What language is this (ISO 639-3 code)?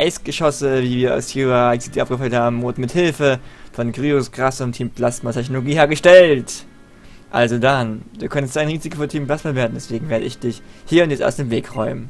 deu